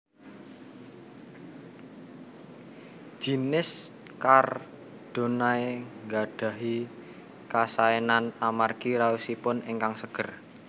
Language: Javanese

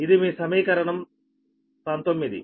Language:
Telugu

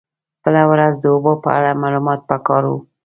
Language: Pashto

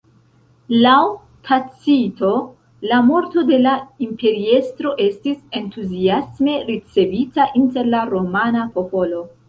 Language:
Esperanto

